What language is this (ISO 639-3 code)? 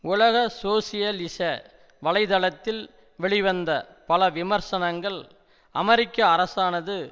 tam